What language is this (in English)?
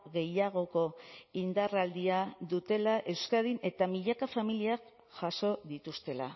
Basque